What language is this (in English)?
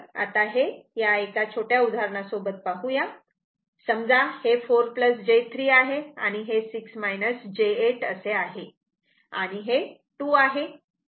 Marathi